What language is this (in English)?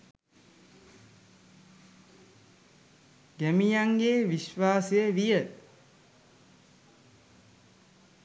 Sinhala